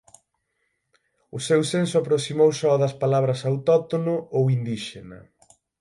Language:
Galician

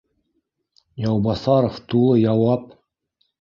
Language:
Bashkir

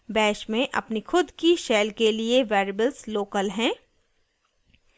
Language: Hindi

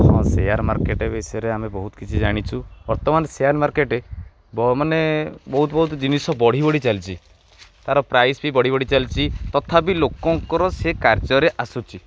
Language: Odia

